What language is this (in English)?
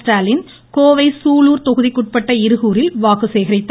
Tamil